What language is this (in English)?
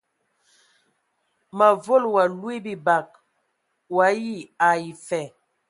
Ewondo